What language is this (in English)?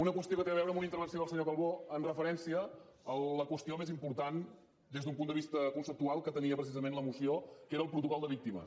Catalan